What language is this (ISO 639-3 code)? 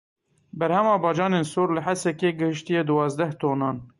kur